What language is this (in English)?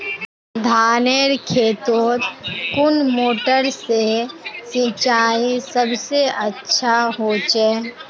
Magahi